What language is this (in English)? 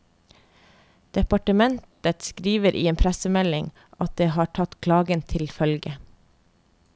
Norwegian